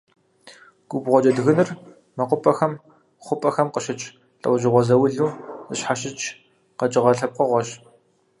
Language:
Kabardian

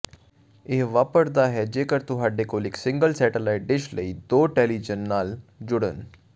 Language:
Punjabi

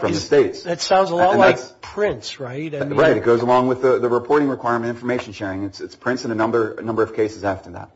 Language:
English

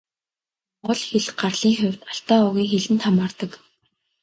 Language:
Mongolian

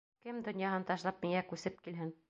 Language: Bashkir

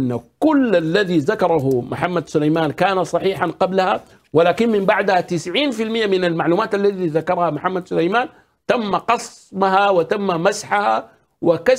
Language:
Arabic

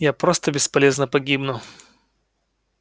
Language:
Russian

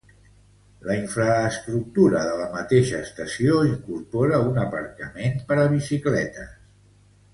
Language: Catalan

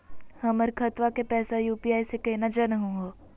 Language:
Magahi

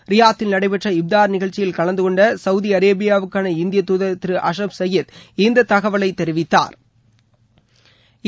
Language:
Tamil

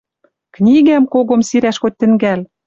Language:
Western Mari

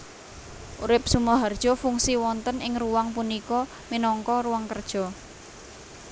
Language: Javanese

